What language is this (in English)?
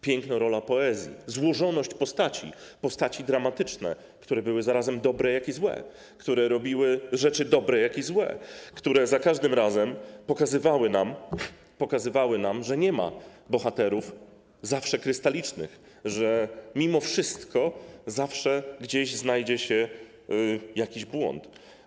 Polish